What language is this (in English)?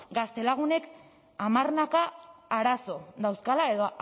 Basque